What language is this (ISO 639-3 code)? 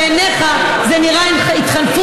heb